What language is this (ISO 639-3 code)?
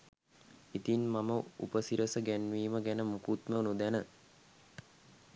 sin